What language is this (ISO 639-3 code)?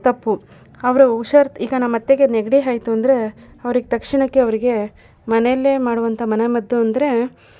kan